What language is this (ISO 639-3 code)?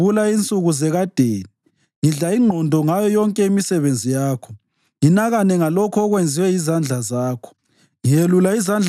nde